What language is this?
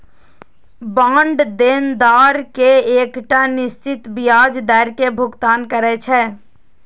Maithili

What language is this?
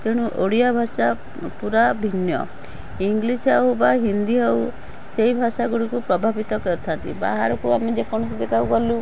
Odia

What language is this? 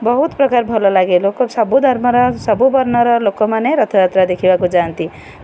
Odia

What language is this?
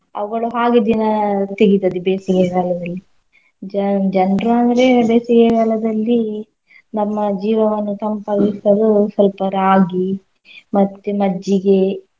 Kannada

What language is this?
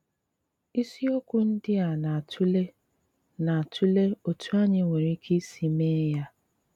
Igbo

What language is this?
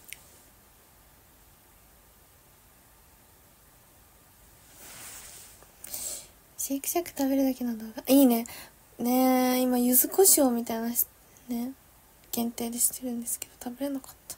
Japanese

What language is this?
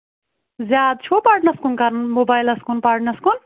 Kashmiri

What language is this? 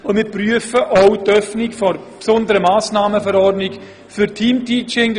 Swiss German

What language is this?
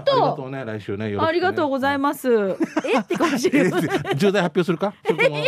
Japanese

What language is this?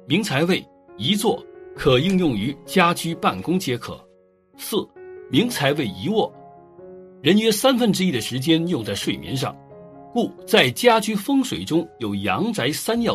Chinese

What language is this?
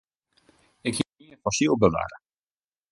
Western Frisian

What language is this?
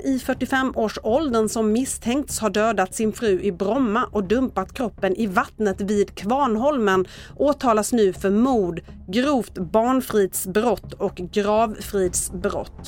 Swedish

